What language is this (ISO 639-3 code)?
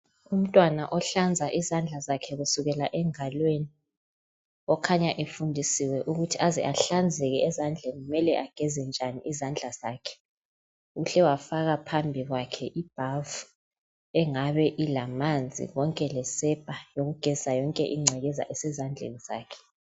nde